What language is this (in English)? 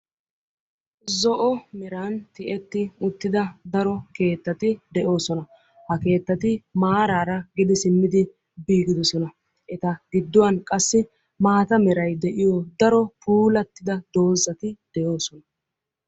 Wolaytta